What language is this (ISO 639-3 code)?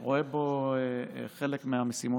heb